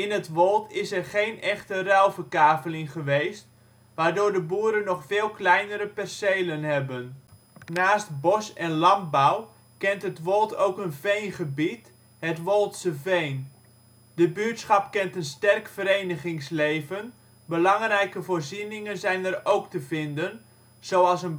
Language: Dutch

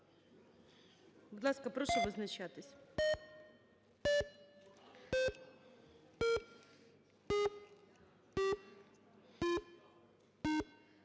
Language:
Ukrainian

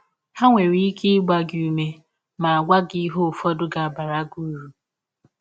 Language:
Igbo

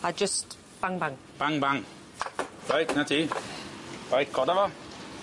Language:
Welsh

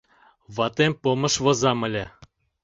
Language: Mari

